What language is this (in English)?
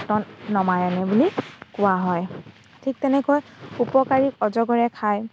Assamese